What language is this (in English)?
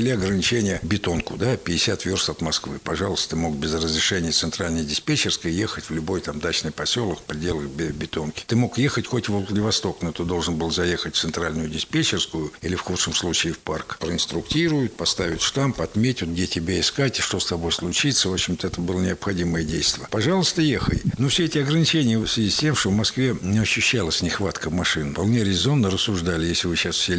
Russian